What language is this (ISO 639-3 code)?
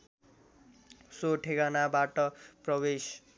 nep